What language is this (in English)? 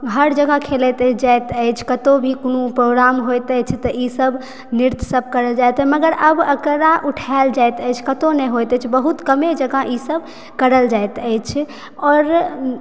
Maithili